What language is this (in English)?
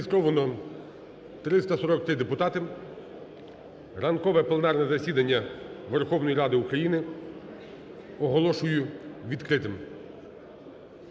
Ukrainian